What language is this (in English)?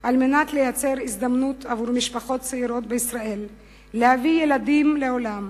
Hebrew